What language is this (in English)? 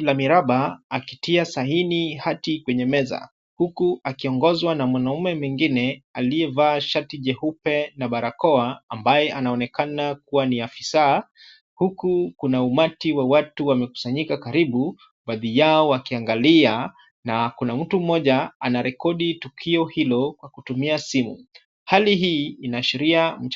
Swahili